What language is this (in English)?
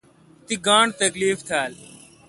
Kalkoti